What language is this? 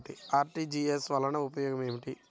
Telugu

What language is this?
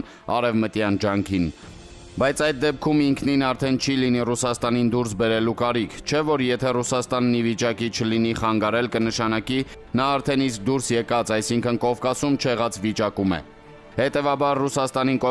Romanian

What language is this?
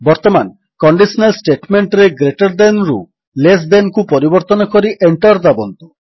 Odia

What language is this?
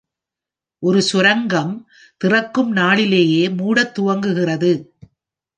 Tamil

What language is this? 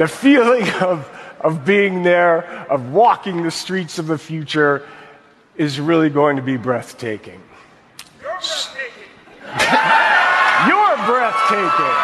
German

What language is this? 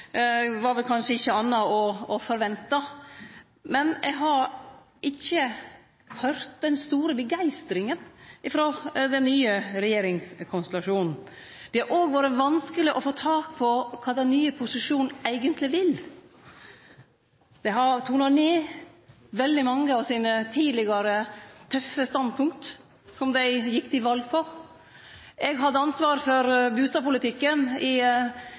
Norwegian Nynorsk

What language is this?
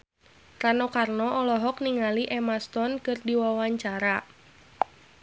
Sundanese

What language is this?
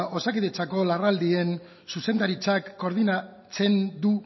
Basque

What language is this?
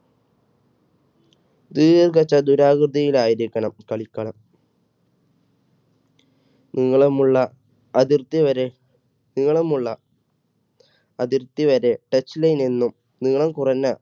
Malayalam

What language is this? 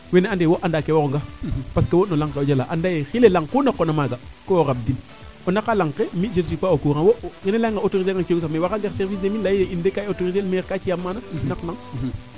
Serer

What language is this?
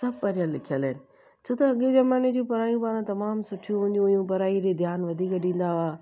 Sindhi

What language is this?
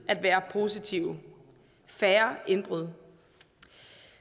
Danish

